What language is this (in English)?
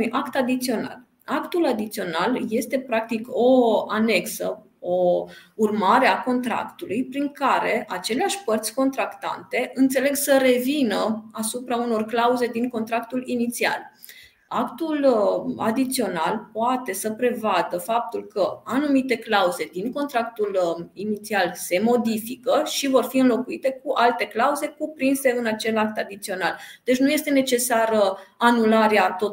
Romanian